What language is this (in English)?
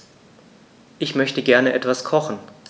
German